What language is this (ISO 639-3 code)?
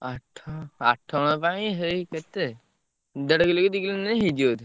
ori